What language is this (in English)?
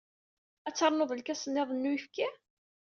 Kabyle